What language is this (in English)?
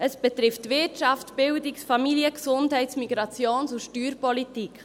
Swiss German